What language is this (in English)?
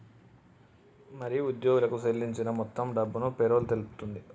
Telugu